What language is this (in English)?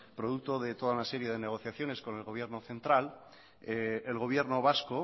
Spanish